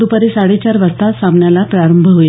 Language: Marathi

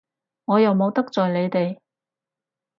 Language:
Cantonese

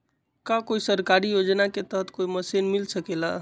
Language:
Magahi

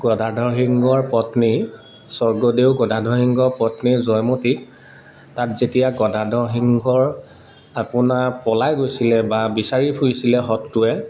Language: Assamese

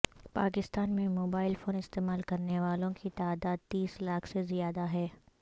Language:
Urdu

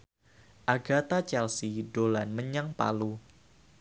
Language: Javanese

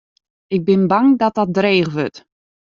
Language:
Western Frisian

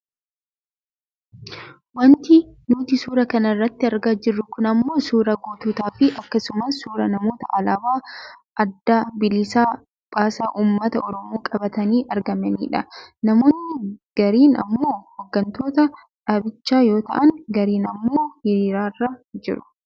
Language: Oromo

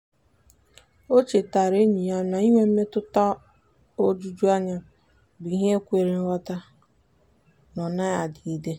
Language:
Igbo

